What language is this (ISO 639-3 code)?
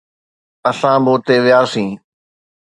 snd